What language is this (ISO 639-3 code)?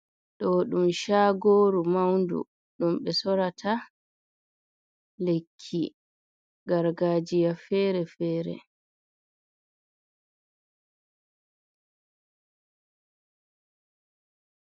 ful